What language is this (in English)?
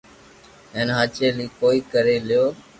Loarki